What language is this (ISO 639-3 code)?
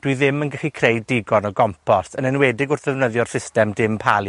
cym